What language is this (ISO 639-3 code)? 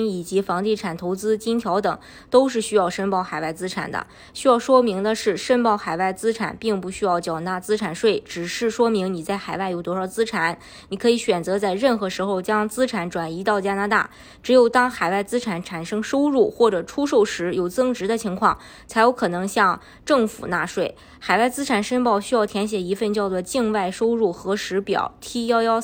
zho